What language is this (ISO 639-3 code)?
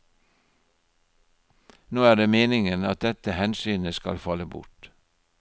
nor